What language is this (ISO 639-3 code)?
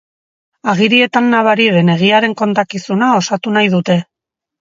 eus